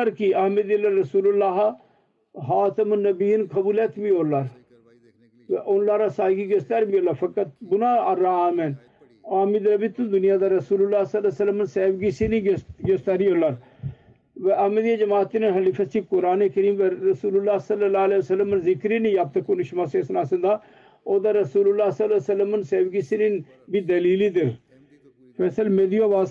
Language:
Turkish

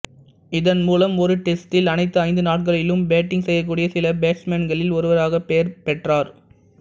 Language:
Tamil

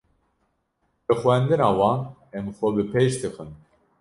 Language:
Kurdish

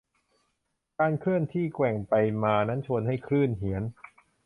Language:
Thai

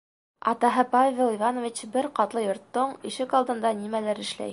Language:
Bashkir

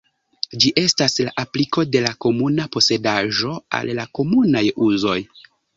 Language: Esperanto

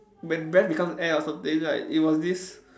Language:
English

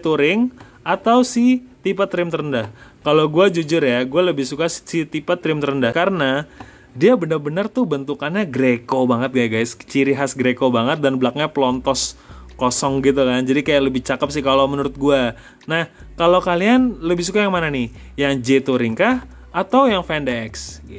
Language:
Indonesian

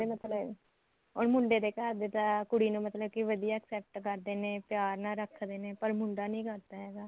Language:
Punjabi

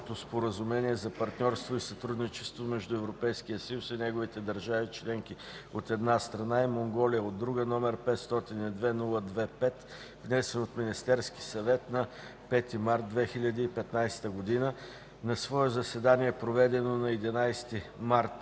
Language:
Bulgarian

